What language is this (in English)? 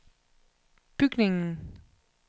Danish